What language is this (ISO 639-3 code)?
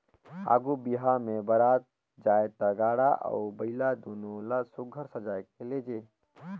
hne